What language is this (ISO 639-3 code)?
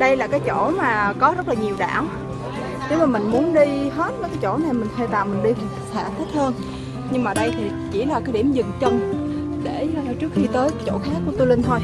vie